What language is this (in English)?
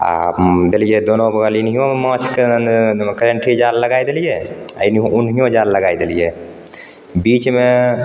Maithili